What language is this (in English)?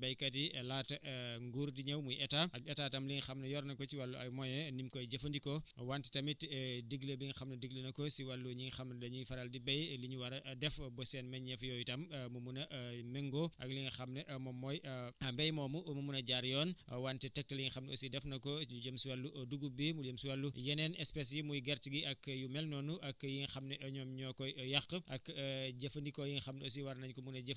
Wolof